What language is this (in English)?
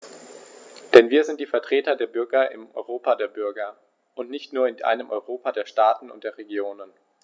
German